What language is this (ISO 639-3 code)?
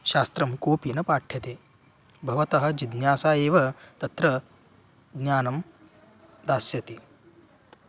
san